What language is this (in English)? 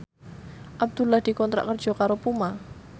Javanese